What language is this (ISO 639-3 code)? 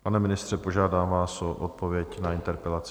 ces